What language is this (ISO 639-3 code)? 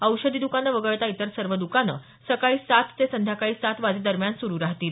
mar